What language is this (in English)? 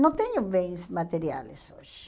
Portuguese